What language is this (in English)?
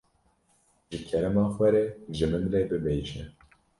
Kurdish